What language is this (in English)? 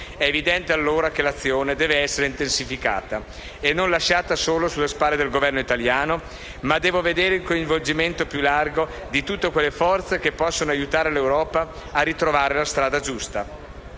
Italian